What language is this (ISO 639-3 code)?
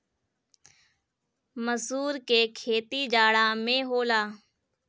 bho